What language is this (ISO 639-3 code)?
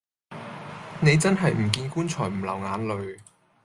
yue